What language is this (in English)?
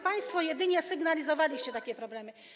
Polish